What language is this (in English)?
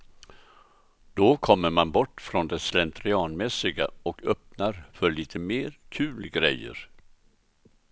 Swedish